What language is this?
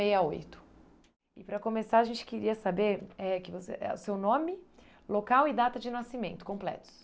Portuguese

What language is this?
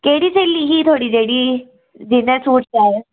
Dogri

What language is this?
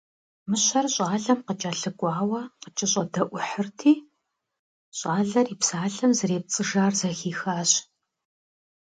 Kabardian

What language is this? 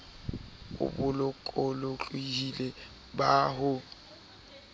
Southern Sotho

